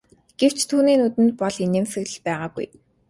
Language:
Mongolian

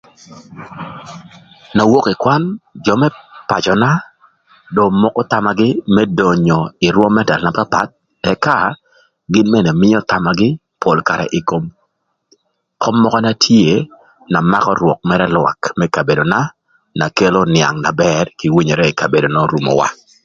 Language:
Thur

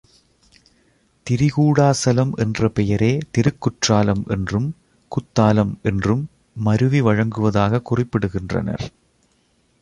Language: Tamil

